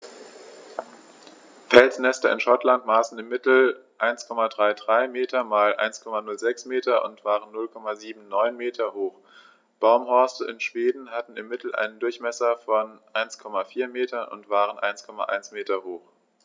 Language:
German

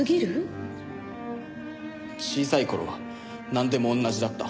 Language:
Japanese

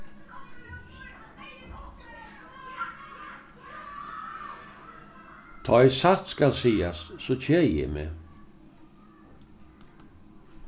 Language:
Faroese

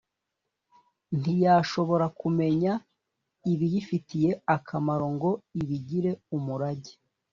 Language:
Kinyarwanda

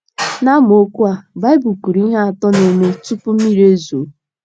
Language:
Igbo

